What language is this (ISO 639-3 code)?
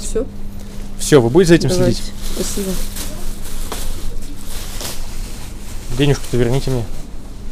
rus